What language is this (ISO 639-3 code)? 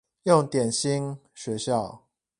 zho